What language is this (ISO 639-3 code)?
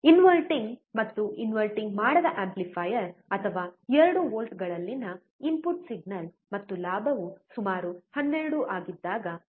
kan